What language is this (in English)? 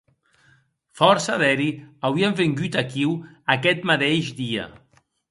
Occitan